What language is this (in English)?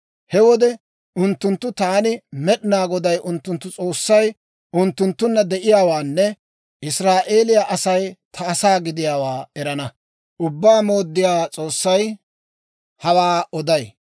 Dawro